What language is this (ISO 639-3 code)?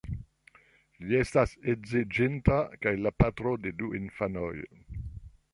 epo